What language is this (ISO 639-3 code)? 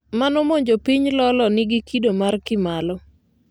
luo